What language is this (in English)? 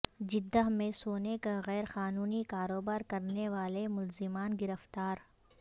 Urdu